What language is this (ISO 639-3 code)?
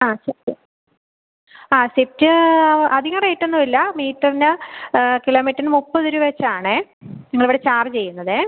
mal